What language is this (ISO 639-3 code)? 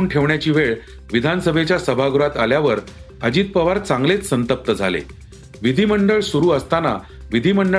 mar